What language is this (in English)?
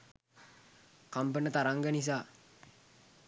Sinhala